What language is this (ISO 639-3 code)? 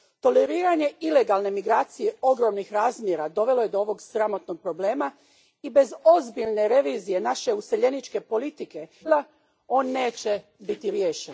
hrv